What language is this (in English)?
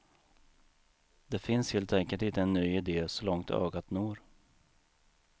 Swedish